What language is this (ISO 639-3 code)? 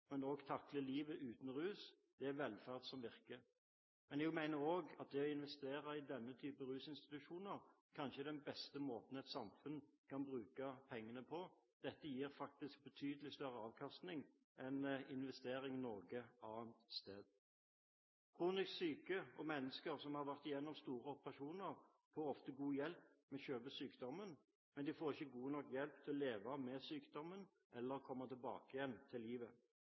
nob